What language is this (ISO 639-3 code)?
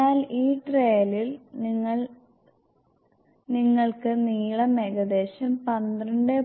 mal